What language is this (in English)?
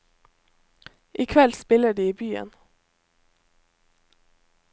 Norwegian